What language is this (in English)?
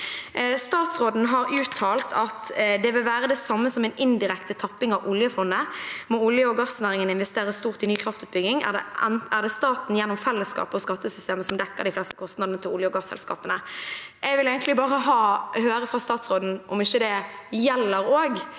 Norwegian